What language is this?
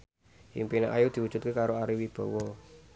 Javanese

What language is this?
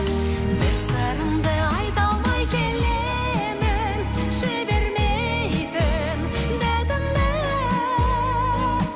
Kazakh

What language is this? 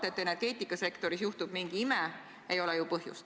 Estonian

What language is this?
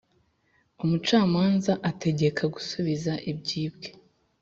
Kinyarwanda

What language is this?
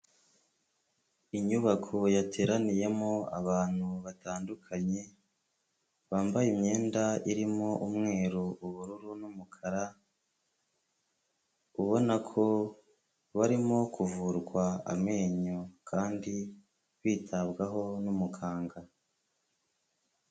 Kinyarwanda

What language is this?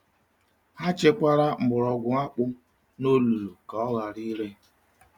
Igbo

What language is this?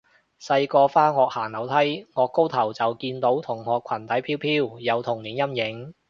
Cantonese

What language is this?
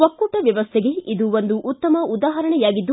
Kannada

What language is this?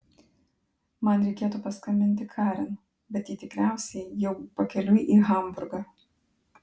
Lithuanian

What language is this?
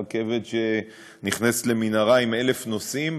Hebrew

